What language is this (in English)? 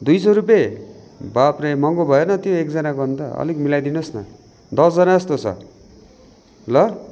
Nepali